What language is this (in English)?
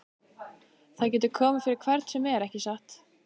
Icelandic